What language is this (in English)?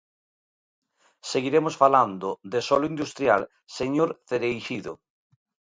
Galician